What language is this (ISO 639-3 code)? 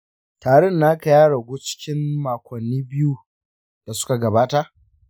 hau